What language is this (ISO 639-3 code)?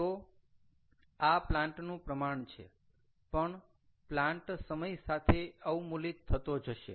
guj